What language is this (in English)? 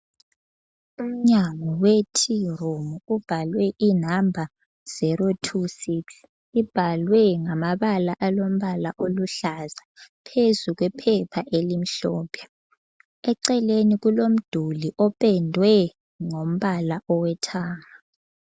North Ndebele